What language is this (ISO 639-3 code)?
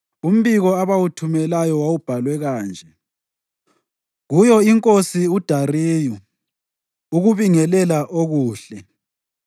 nde